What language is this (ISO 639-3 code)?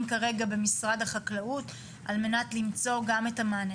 heb